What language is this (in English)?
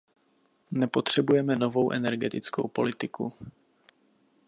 Czech